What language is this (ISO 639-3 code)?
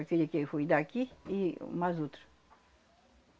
por